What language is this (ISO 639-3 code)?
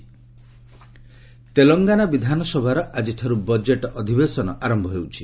ori